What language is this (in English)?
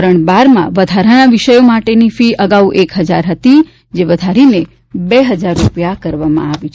Gujarati